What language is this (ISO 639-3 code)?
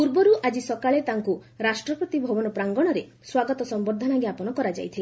ori